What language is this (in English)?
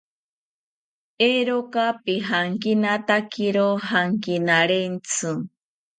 South Ucayali Ashéninka